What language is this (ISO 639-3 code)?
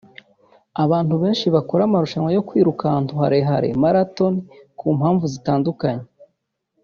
kin